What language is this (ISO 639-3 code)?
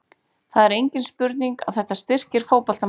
isl